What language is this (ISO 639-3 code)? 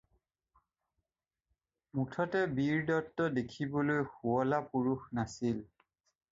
asm